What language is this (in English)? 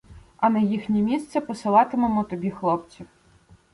Ukrainian